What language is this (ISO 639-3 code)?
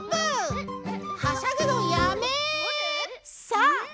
jpn